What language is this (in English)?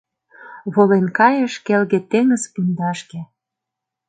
Mari